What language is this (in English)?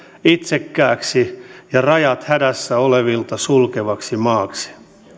Finnish